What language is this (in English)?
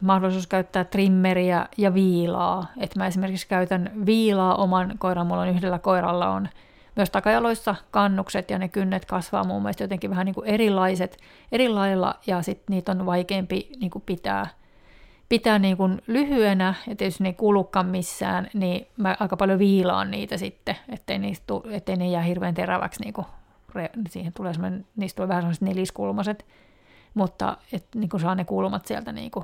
Finnish